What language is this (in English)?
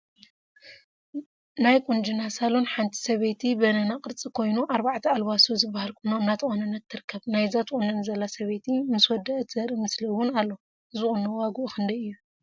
Tigrinya